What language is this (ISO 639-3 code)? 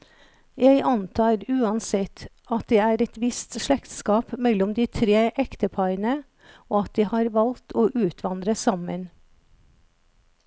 nor